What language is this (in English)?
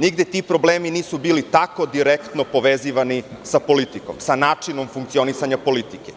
Serbian